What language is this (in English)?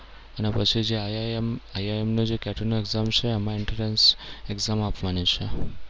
Gujarati